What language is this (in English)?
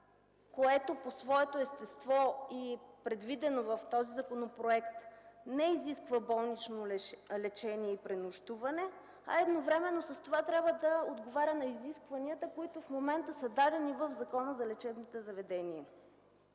Bulgarian